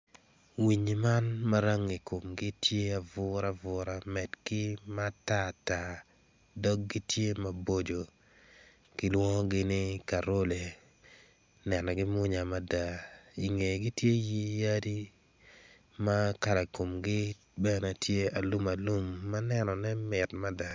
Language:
Acoli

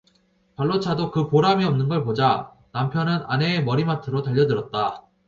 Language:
Korean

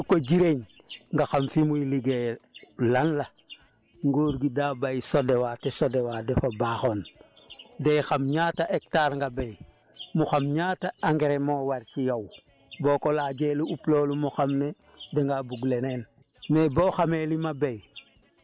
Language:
Wolof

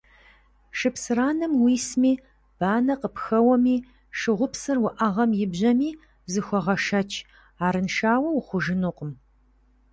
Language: Kabardian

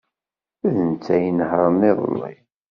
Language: Kabyle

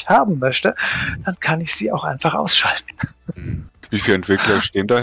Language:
German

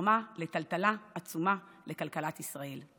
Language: Hebrew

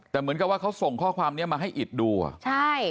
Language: Thai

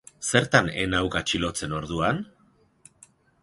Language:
Basque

